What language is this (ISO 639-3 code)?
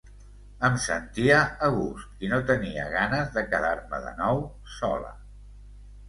cat